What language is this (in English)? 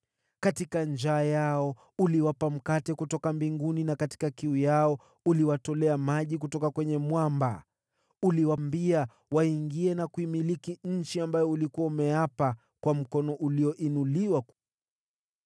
Swahili